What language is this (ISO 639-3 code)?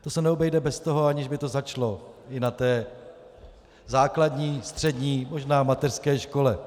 ces